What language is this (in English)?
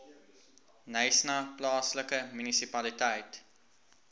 Afrikaans